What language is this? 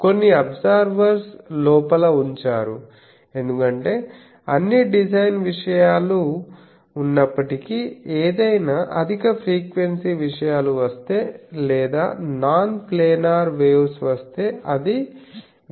Telugu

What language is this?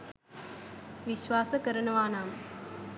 Sinhala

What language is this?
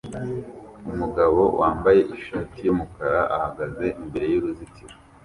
Kinyarwanda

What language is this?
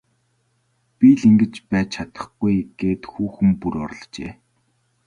Mongolian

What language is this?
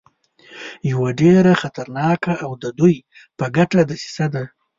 Pashto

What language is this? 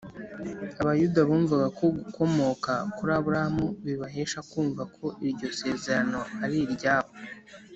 Kinyarwanda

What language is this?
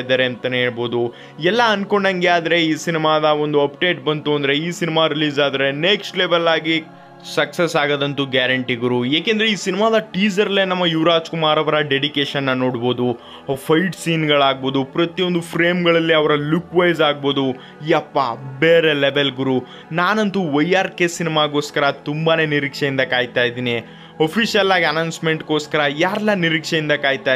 Kannada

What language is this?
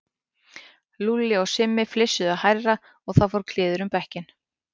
Icelandic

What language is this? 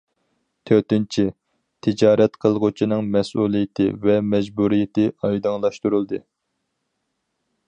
Uyghur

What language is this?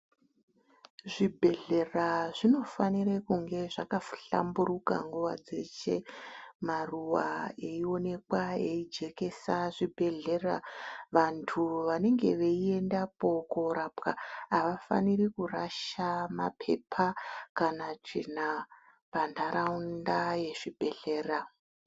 Ndau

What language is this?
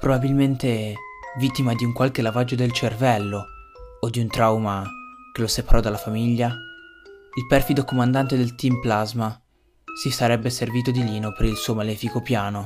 Italian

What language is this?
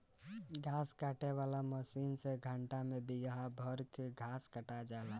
Bhojpuri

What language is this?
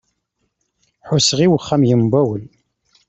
Kabyle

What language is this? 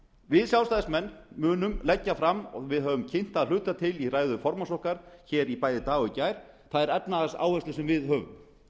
Icelandic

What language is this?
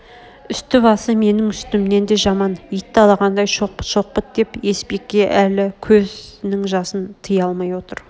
Kazakh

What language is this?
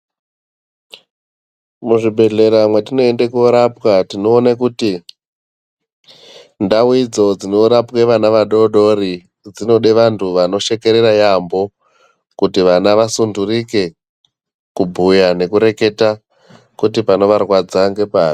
Ndau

